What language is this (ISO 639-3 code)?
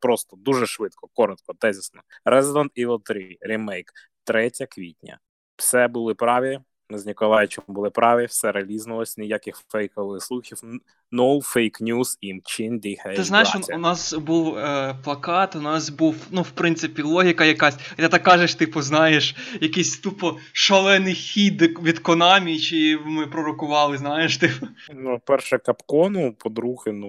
ukr